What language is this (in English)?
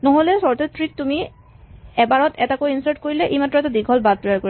Assamese